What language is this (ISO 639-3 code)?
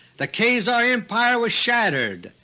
eng